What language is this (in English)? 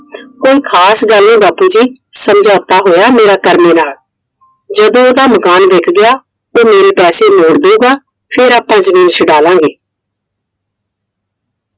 Punjabi